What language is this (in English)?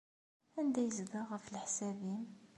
Kabyle